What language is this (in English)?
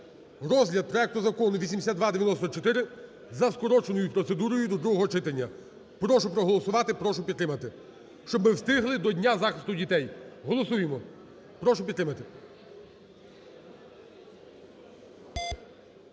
Ukrainian